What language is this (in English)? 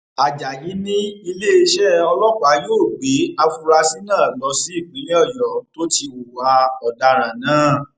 Yoruba